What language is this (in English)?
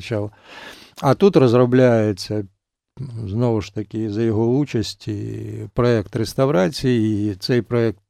Ukrainian